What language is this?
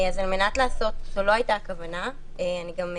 Hebrew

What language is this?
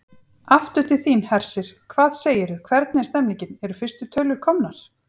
Icelandic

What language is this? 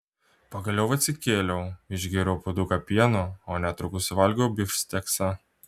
Lithuanian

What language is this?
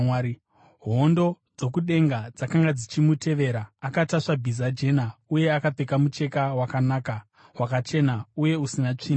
Shona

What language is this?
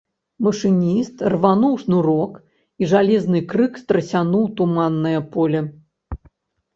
Belarusian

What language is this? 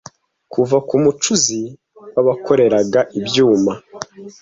Kinyarwanda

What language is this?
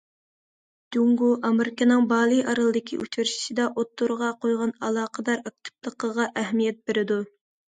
Uyghur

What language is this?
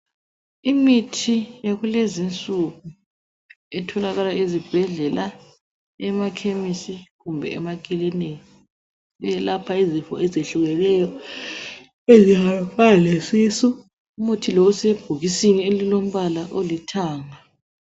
North Ndebele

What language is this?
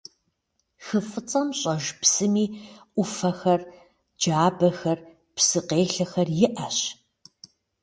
Kabardian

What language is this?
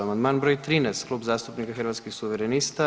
Croatian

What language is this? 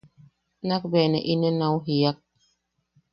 Yaqui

